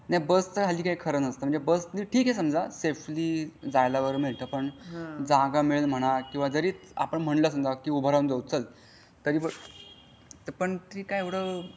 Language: Marathi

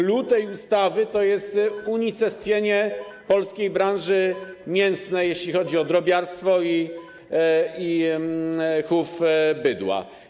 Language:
Polish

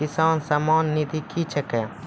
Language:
Maithili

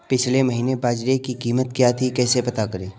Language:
Hindi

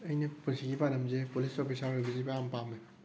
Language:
Manipuri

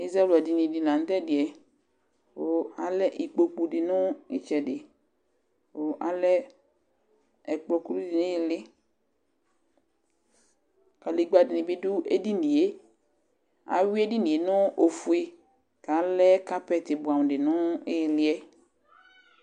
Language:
Ikposo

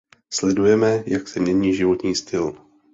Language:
Czech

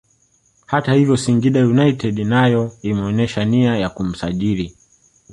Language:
Swahili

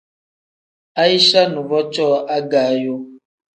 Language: Tem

